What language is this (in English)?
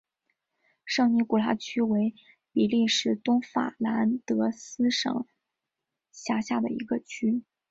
Chinese